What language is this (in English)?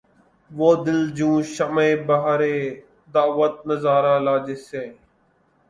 Urdu